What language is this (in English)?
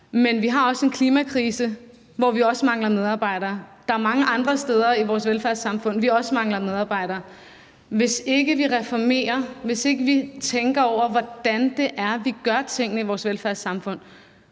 Danish